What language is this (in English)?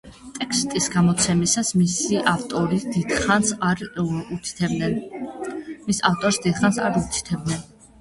Georgian